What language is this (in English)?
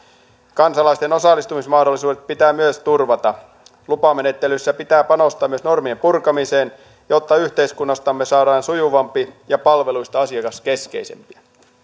Finnish